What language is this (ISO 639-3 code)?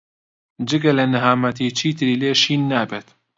ckb